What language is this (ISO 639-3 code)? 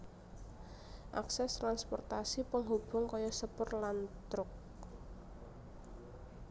jav